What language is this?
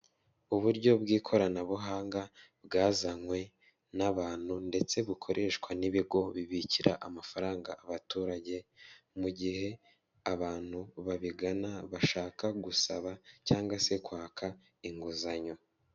Kinyarwanda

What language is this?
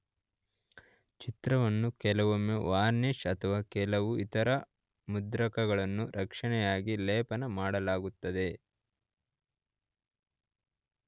Kannada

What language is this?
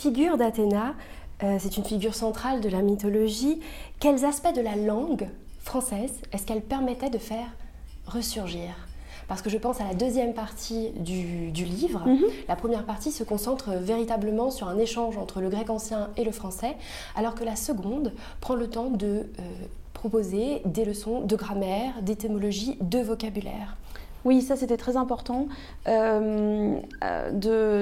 French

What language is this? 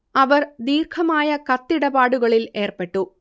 Malayalam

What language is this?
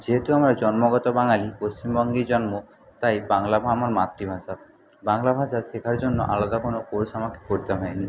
Bangla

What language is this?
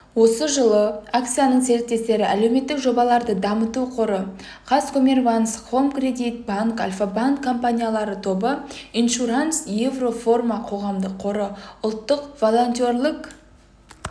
Kazakh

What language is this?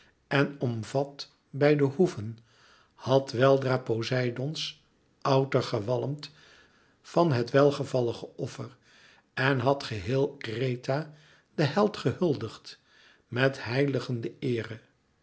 Dutch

